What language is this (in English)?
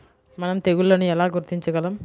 Telugu